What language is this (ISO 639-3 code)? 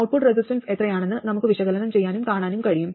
mal